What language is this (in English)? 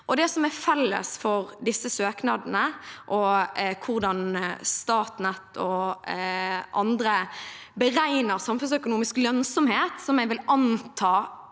Norwegian